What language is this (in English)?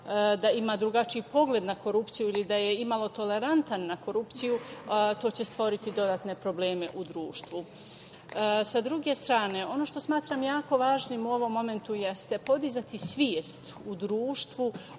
Serbian